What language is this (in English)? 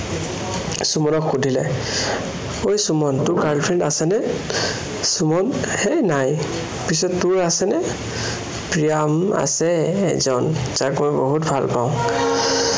Assamese